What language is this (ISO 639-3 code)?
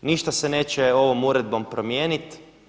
hrv